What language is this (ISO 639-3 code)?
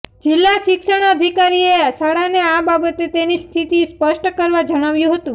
guj